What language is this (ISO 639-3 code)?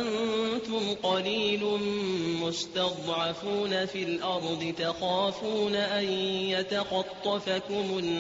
ara